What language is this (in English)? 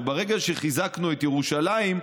Hebrew